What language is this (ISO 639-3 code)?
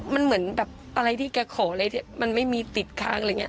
tha